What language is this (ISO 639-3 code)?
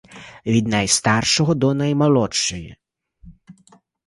ukr